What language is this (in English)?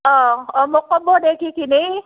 Assamese